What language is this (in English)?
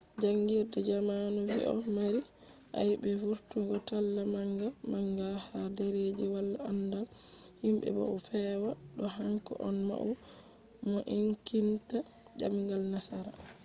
Fula